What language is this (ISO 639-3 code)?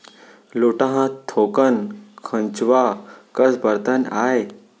hne